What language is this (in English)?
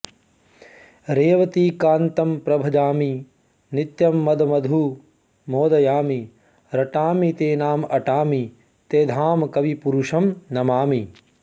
Sanskrit